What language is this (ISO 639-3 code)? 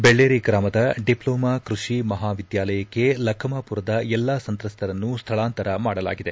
kan